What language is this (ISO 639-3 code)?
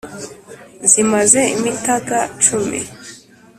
kin